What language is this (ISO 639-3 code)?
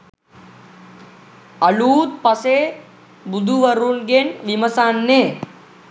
sin